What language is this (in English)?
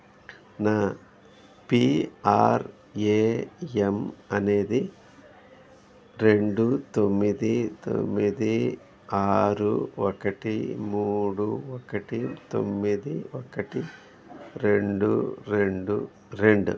Telugu